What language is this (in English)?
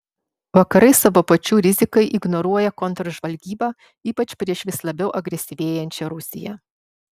Lithuanian